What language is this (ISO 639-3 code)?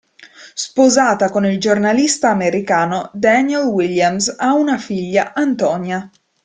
ita